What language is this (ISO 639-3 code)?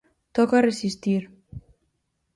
glg